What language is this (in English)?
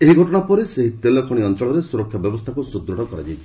Odia